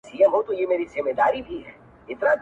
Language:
Pashto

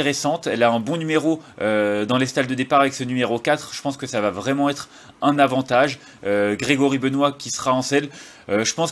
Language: French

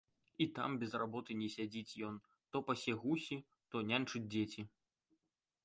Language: Belarusian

